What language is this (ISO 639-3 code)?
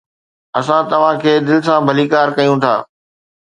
snd